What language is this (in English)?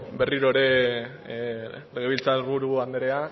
Basque